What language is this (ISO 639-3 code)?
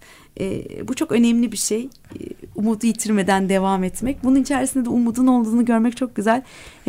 tur